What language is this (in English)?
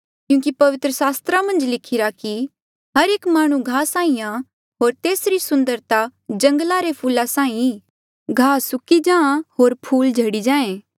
Mandeali